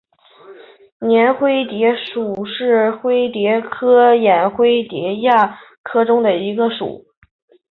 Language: Chinese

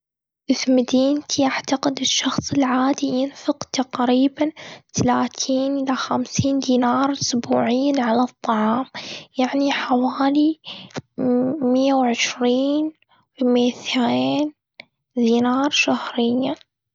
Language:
Gulf Arabic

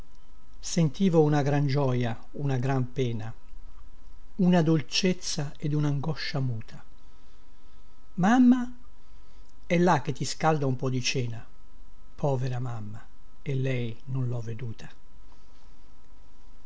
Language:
Italian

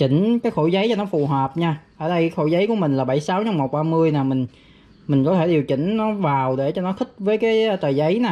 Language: Vietnamese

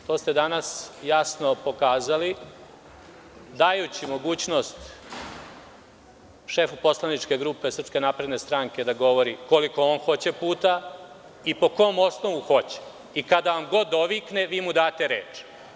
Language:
Serbian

